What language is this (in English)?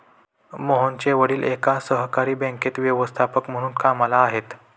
Marathi